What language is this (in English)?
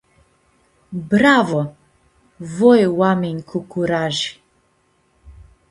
Aromanian